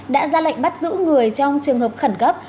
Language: Vietnamese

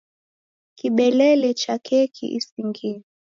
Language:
Taita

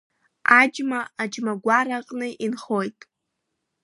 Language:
Abkhazian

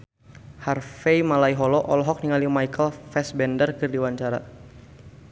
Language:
Sundanese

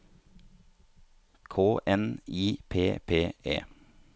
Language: Norwegian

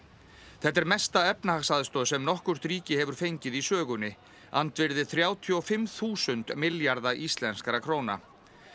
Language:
Icelandic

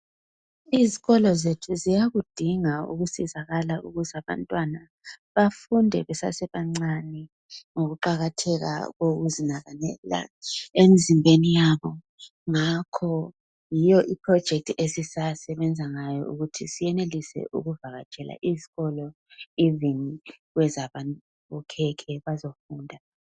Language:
North Ndebele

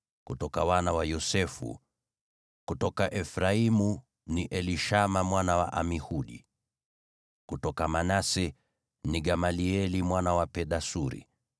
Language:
Swahili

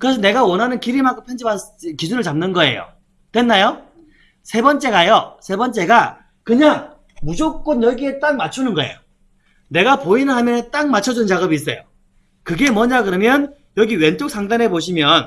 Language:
Korean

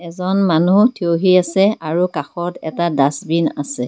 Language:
Assamese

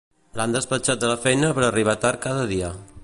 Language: Catalan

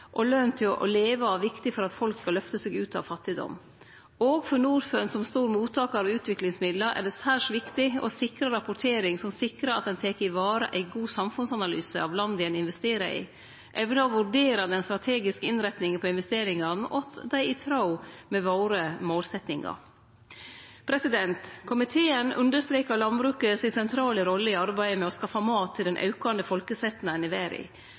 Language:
Norwegian Nynorsk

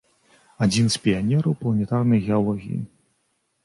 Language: Belarusian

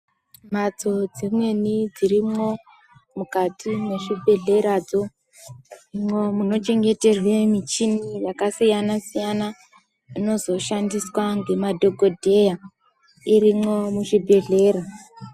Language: Ndau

